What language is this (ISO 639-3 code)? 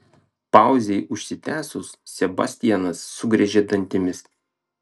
lit